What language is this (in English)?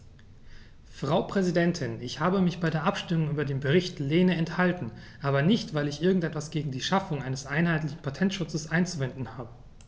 German